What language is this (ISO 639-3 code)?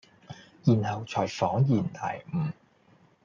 yue